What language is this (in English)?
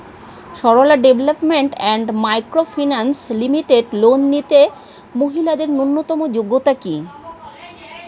Bangla